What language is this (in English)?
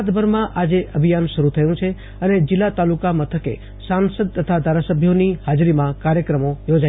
Gujarati